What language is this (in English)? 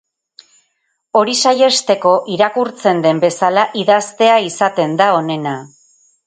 Basque